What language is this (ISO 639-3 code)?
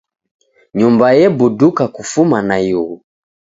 dav